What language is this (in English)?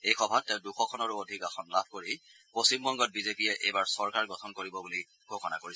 Assamese